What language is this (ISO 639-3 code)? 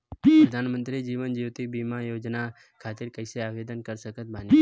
bho